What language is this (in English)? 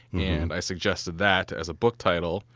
English